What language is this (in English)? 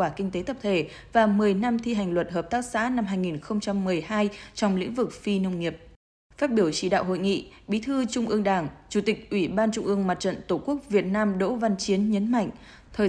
Vietnamese